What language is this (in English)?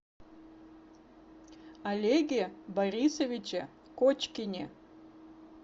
Russian